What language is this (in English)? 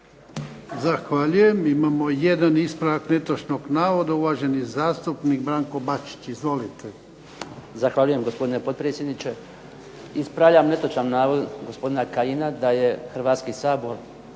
Croatian